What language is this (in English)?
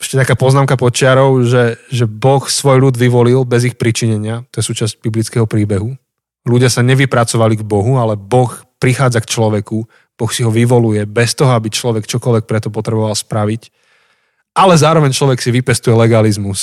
Slovak